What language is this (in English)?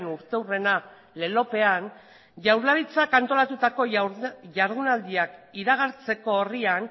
Basque